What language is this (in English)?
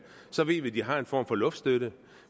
Danish